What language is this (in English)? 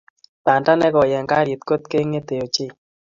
Kalenjin